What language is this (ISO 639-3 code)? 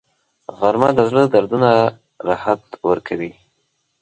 pus